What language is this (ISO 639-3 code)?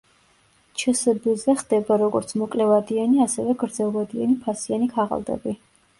kat